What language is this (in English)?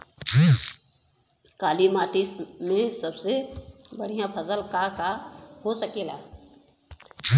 Bhojpuri